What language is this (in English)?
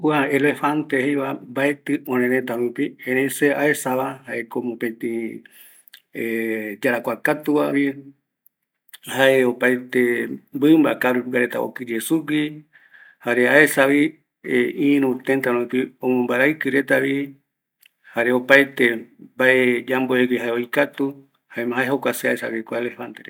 Eastern Bolivian Guaraní